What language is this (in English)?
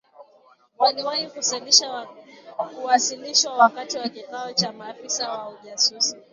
Swahili